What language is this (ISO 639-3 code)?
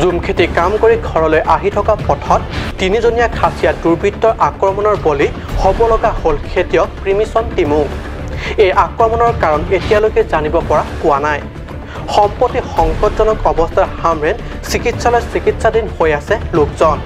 eng